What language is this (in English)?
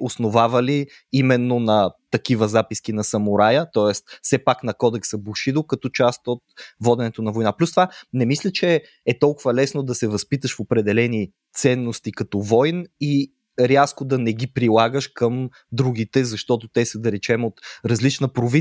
Bulgarian